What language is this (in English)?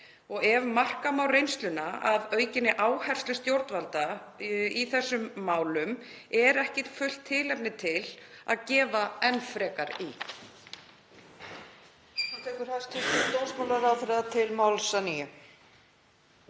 Icelandic